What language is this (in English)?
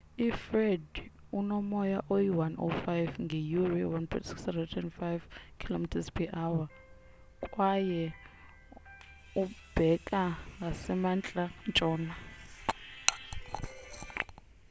Xhosa